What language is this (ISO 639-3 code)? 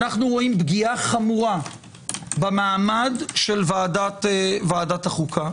heb